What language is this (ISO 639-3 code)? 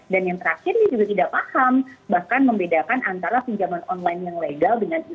ind